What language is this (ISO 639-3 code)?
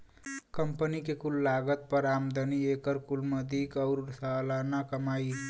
bho